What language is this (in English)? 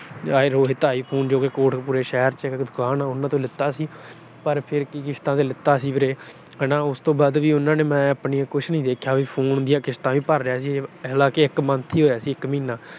Punjabi